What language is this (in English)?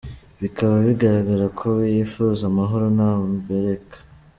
Kinyarwanda